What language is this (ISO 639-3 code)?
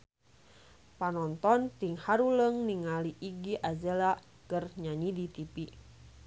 sun